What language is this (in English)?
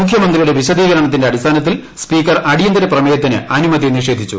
Malayalam